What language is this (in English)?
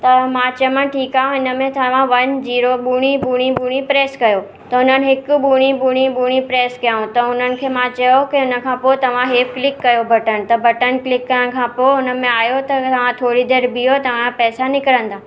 Sindhi